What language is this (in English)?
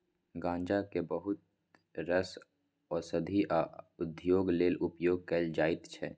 Maithili